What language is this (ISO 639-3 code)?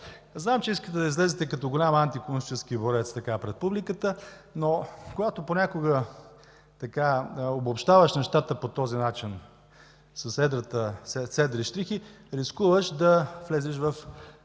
bul